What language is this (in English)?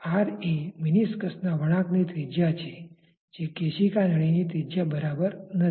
Gujarati